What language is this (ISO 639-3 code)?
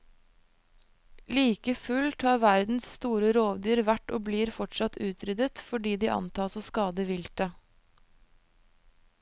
nor